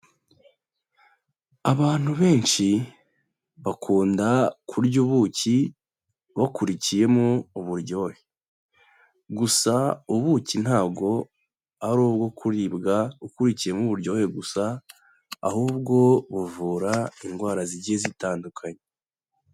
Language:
Kinyarwanda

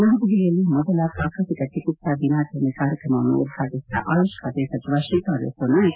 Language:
Kannada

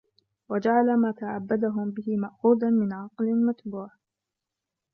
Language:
Arabic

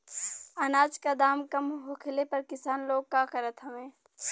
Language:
Bhojpuri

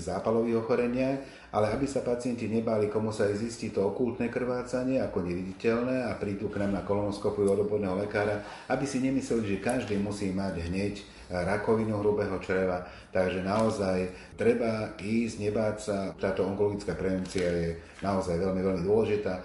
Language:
Slovak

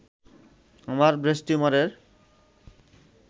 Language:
Bangla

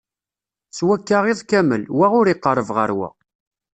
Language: Kabyle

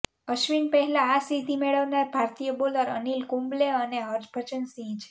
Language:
Gujarati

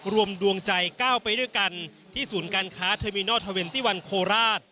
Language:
Thai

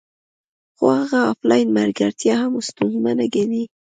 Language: Pashto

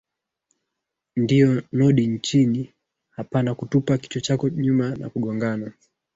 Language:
Swahili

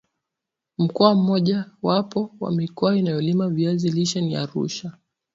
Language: Swahili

